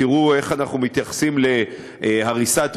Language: Hebrew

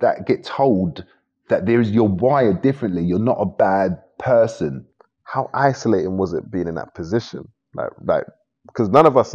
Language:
English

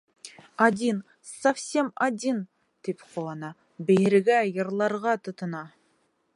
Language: Bashkir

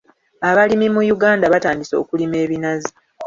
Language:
Ganda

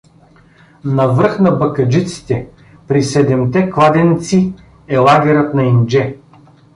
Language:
Bulgarian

